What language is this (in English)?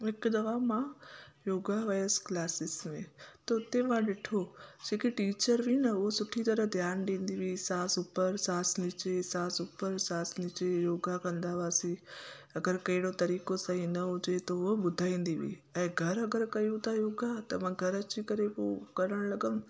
Sindhi